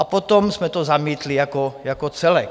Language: Czech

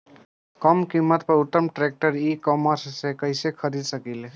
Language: Bhojpuri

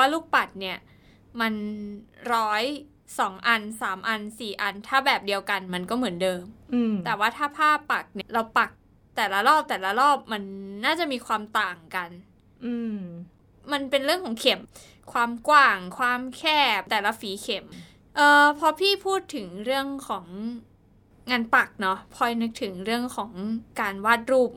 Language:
Thai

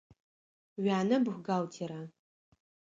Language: Adyghe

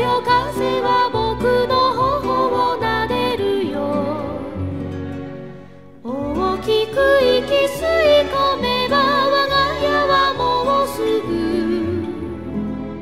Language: Japanese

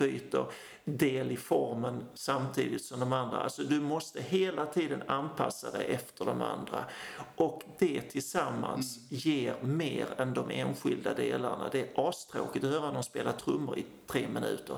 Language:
Swedish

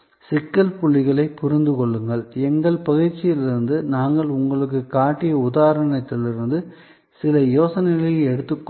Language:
Tamil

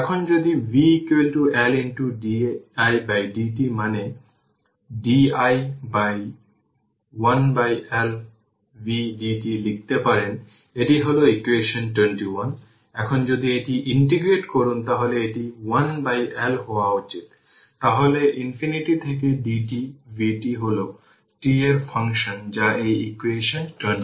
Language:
Bangla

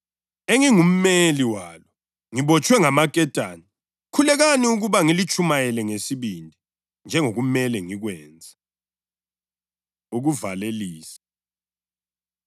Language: North Ndebele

